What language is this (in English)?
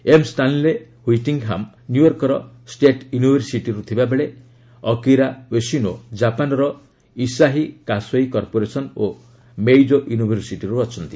Odia